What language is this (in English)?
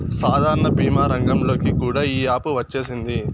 Telugu